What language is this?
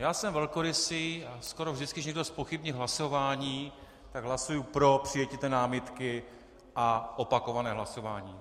Czech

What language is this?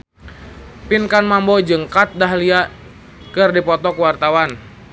Sundanese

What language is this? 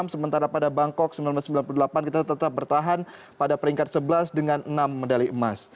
Indonesian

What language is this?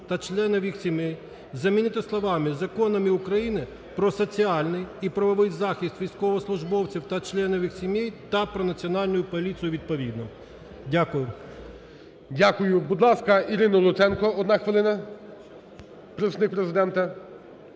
Ukrainian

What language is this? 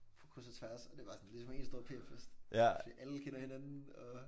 Danish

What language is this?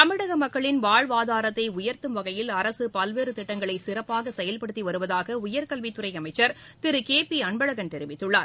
Tamil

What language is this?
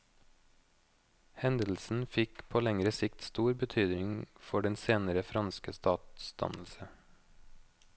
Norwegian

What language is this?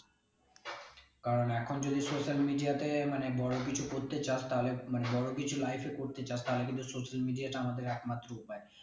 Bangla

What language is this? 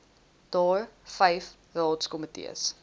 Afrikaans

